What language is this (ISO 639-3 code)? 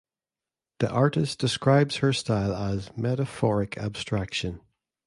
eng